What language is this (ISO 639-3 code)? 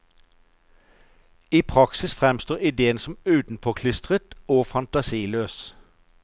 nor